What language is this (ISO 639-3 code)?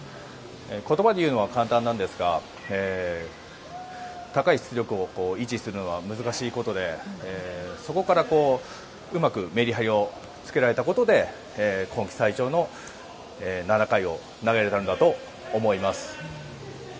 jpn